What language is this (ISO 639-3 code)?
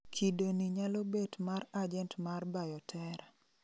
luo